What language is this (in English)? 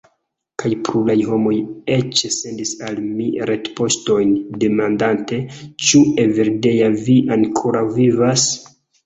Esperanto